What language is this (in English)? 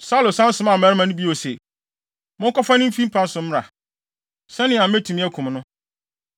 Akan